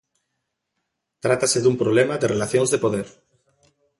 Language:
Galician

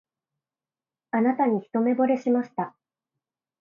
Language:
Japanese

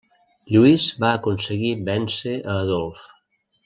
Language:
Catalan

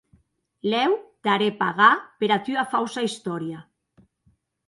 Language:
Occitan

